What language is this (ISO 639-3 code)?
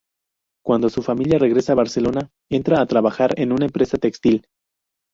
spa